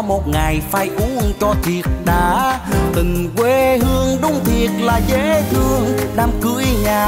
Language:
Vietnamese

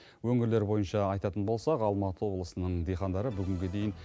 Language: Kazakh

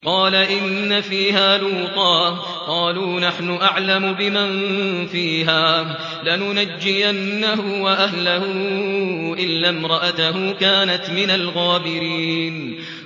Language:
Arabic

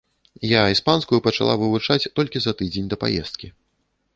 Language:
Belarusian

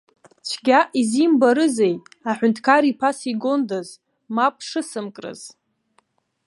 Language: Abkhazian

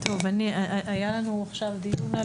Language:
Hebrew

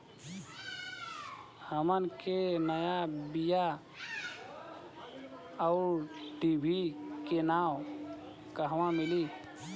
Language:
Bhojpuri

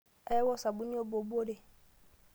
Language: Masai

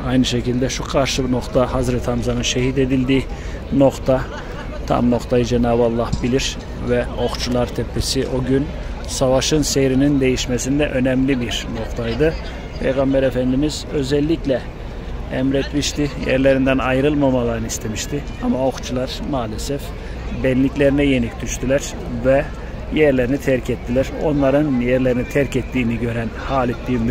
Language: Turkish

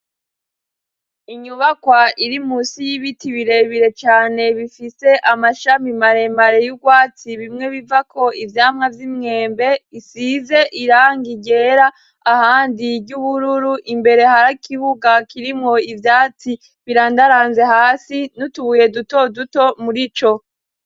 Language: Rundi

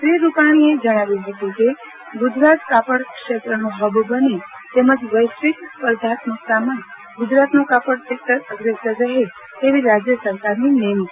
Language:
Gujarati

